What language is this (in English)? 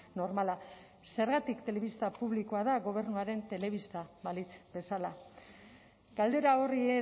Basque